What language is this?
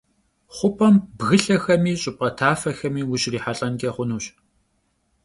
Kabardian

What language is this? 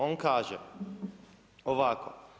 Croatian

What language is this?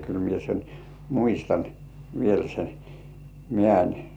Finnish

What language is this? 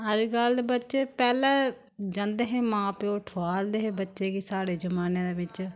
Dogri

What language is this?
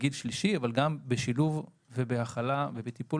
Hebrew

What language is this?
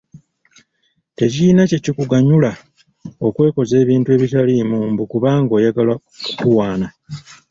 Ganda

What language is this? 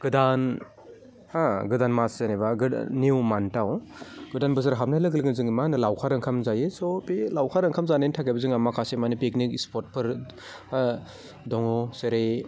Bodo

